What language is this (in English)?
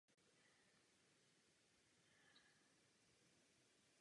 Czech